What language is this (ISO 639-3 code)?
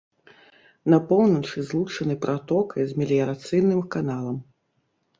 bel